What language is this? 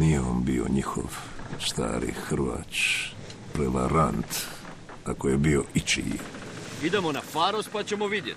Croatian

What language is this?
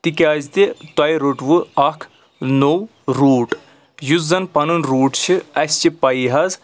Kashmiri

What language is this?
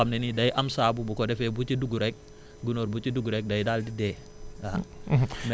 Wolof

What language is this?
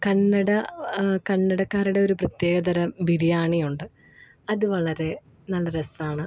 Malayalam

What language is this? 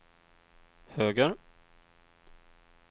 Swedish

